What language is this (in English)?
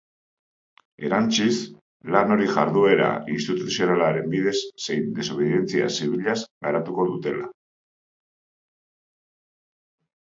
Basque